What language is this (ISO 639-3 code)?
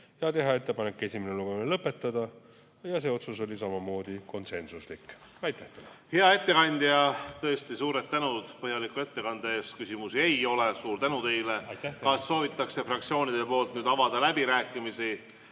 est